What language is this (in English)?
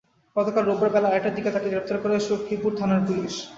Bangla